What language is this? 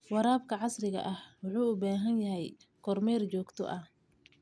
Somali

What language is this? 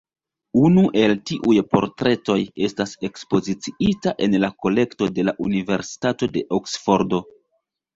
Esperanto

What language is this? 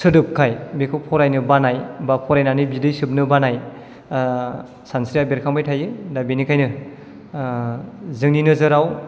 Bodo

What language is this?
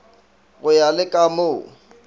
Northern Sotho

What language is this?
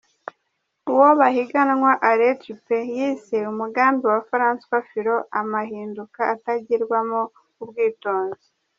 Kinyarwanda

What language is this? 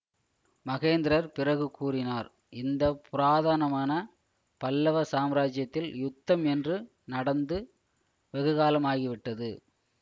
Tamil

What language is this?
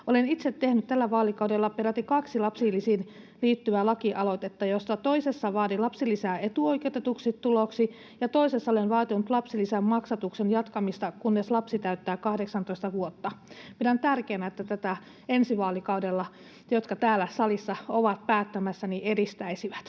Finnish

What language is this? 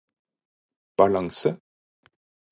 Norwegian Bokmål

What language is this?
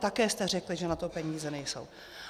Czech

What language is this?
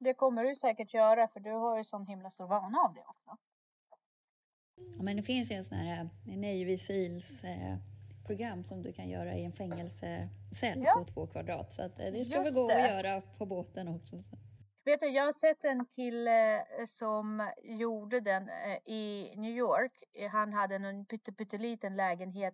Swedish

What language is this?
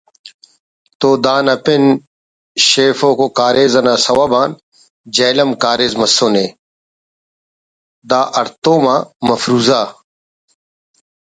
Brahui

